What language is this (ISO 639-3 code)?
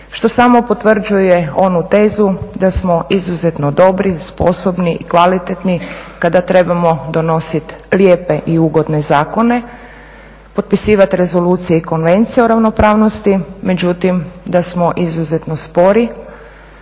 hrv